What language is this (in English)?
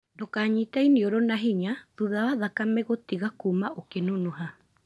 Kikuyu